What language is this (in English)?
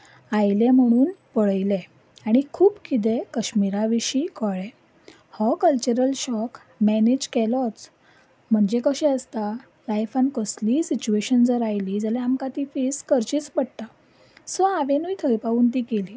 Konkani